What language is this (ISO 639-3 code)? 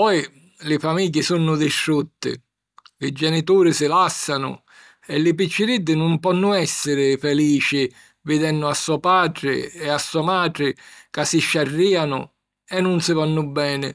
scn